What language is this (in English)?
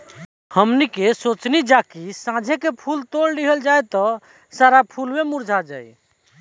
Bhojpuri